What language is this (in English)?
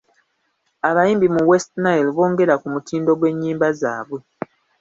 Ganda